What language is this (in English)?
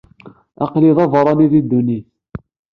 Kabyle